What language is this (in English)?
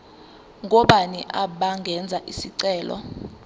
Zulu